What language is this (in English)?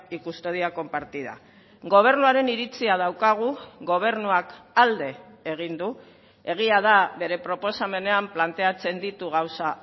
Basque